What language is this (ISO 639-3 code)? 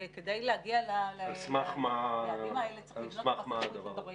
heb